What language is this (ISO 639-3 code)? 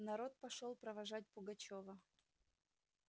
rus